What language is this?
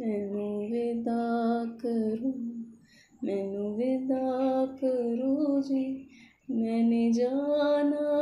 Hindi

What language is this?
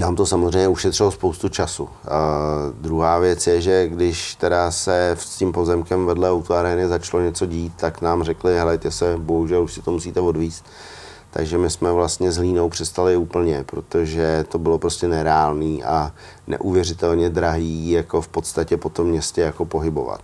Czech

